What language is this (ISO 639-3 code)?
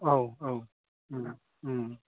brx